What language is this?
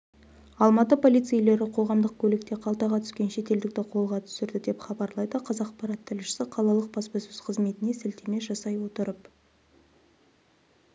Kazakh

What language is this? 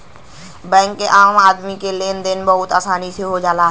Bhojpuri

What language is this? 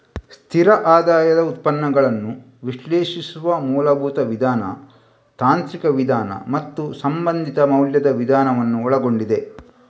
Kannada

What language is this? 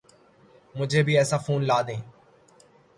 Urdu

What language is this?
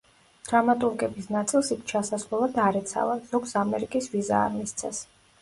Georgian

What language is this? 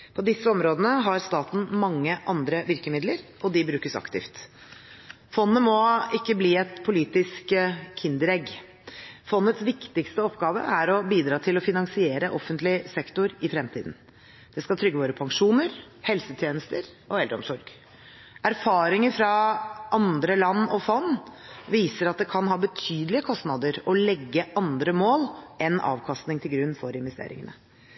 Norwegian Bokmål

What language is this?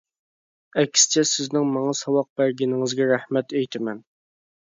Uyghur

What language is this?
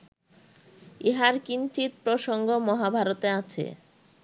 Bangla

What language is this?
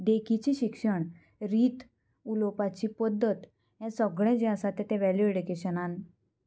Konkani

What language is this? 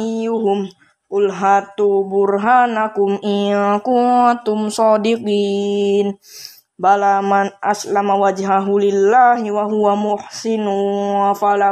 Indonesian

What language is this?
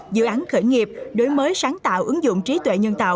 Vietnamese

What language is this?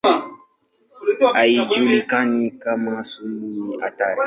Swahili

